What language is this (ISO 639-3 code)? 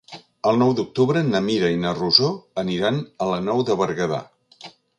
cat